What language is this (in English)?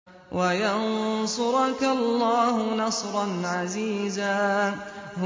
Arabic